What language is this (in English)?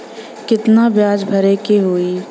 Bhojpuri